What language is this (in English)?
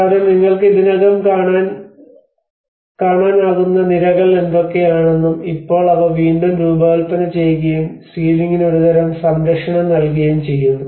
Malayalam